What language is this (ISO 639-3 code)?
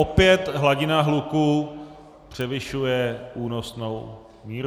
ces